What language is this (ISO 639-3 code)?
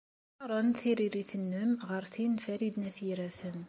kab